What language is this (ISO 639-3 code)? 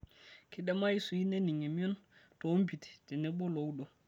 mas